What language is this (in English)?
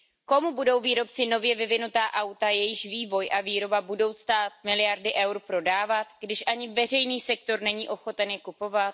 Czech